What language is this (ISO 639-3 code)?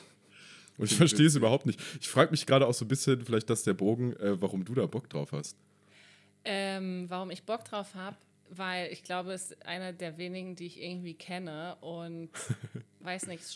deu